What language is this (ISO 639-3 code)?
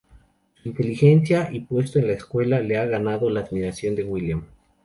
spa